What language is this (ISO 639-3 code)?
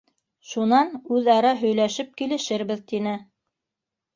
bak